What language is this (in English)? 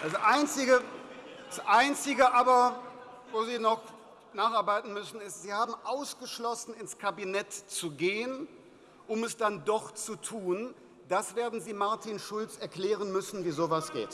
German